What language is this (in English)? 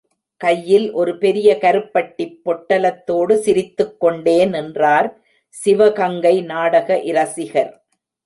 Tamil